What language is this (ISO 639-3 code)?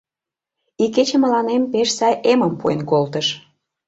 chm